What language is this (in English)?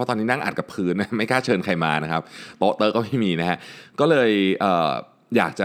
Thai